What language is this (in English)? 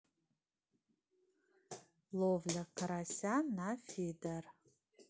Russian